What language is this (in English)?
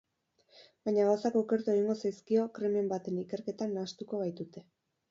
Basque